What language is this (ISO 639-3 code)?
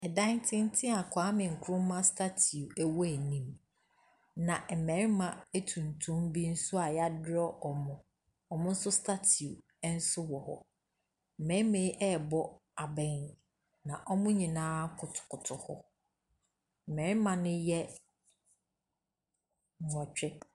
aka